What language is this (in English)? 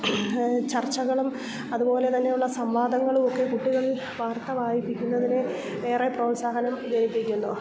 Malayalam